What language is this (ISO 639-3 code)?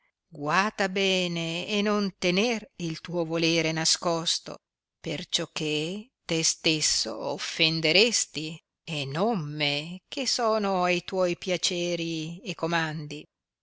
ita